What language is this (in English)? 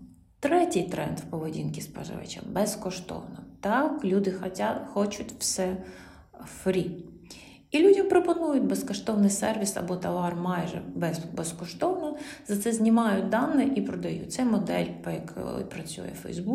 Ukrainian